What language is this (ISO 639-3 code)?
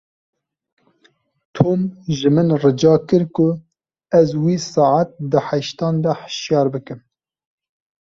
kur